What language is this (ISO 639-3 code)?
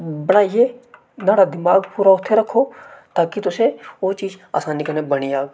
doi